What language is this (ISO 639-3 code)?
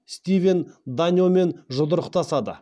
kaz